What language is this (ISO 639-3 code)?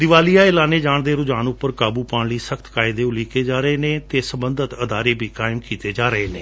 pan